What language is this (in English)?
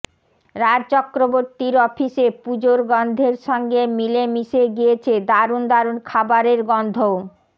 Bangla